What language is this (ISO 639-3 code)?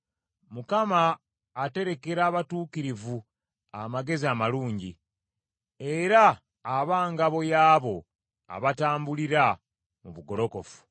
lug